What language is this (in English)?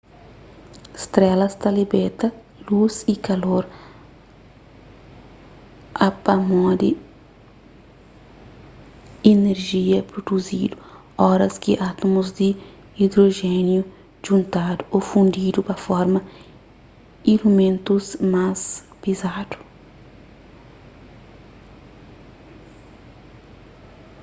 Kabuverdianu